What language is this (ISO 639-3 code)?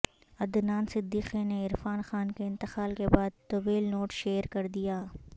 urd